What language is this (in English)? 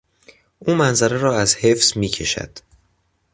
Persian